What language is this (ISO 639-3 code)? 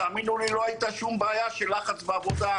heb